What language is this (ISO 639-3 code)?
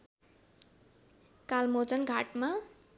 nep